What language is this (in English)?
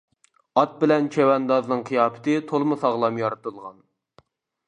Uyghur